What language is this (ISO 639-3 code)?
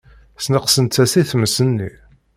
kab